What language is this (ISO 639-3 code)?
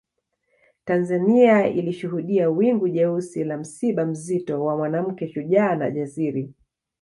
swa